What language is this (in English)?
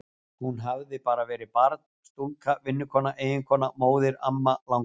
Icelandic